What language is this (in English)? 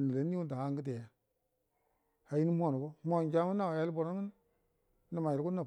Buduma